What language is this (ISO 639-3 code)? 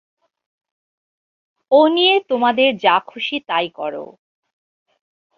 ben